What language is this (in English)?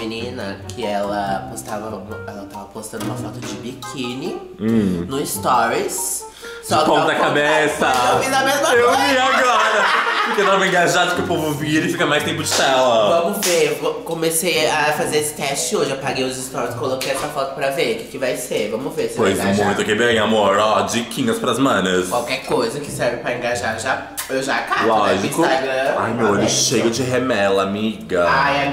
Portuguese